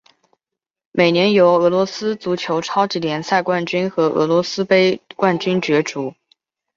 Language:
Chinese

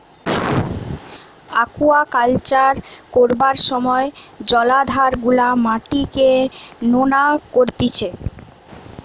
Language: Bangla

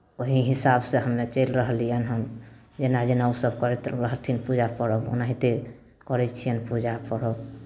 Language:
Maithili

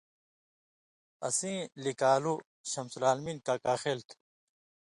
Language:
Indus Kohistani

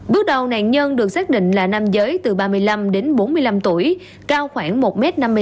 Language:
Vietnamese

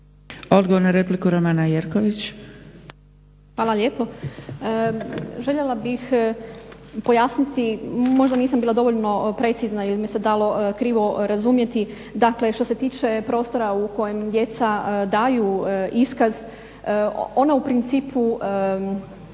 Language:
Croatian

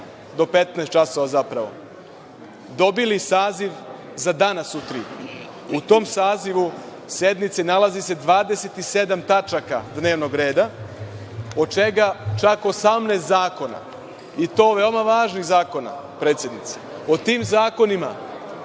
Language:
Serbian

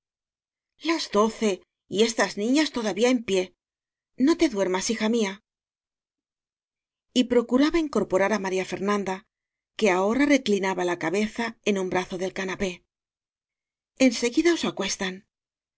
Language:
Spanish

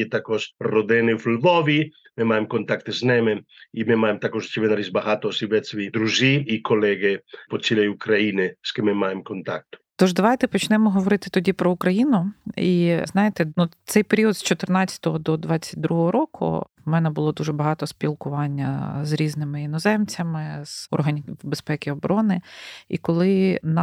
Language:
Ukrainian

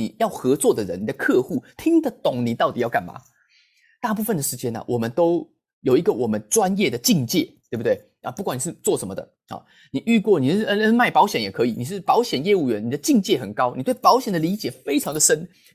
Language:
Chinese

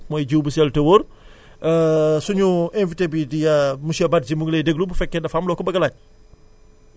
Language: Wolof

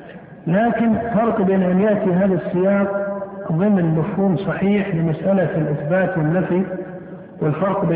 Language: Arabic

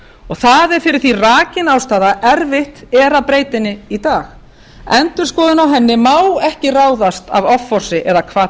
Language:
Icelandic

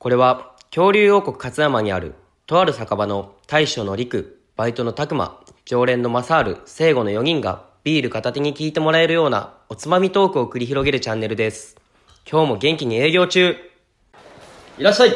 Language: Japanese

